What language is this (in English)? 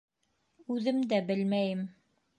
Bashkir